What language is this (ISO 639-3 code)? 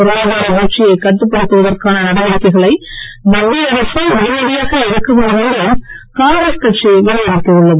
tam